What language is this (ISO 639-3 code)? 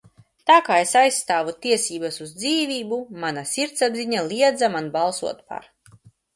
lav